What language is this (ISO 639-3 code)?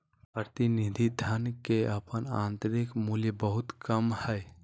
mag